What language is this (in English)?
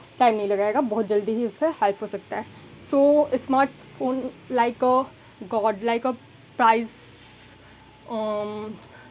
Hindi